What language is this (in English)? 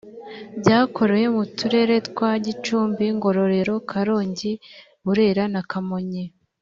Kinyarwanda